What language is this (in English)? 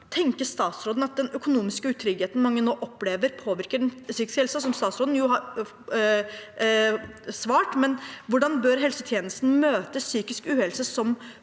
Norwegian